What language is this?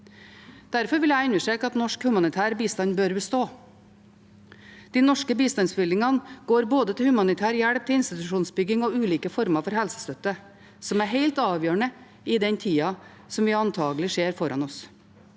Norwegian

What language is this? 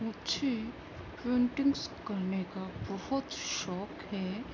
Urdu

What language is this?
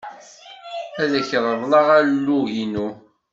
Kabyle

